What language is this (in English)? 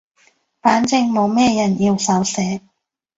Cantonese